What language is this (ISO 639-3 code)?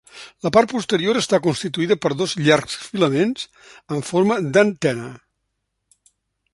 cat